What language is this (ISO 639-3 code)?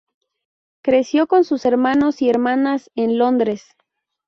spa